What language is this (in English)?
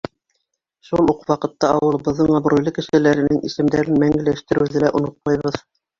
Bashkir